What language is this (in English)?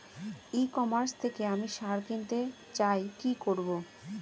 Bangla